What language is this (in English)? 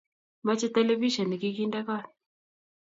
Kalenjin